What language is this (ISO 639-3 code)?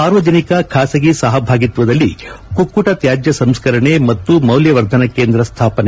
kan